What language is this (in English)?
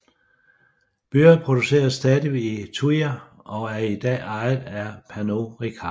Danish